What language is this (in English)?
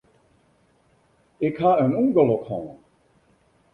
Western Frisian